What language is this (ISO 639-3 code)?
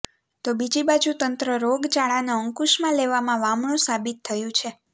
guj